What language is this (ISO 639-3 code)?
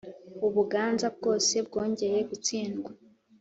kin